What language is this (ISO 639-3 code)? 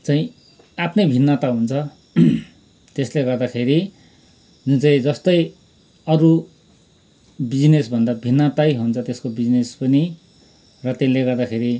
nep